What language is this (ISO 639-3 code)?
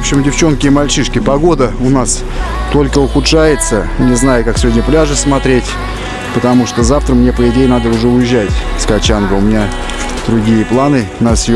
rus